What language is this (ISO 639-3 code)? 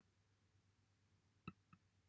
cym